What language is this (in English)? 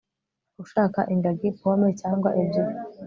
Kinyarwanda